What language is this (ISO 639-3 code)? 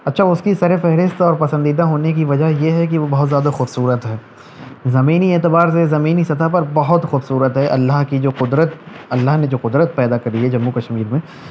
urd